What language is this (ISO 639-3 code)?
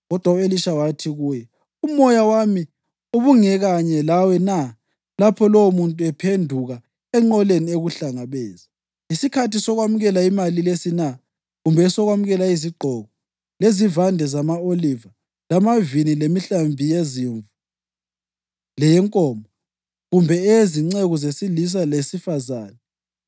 nde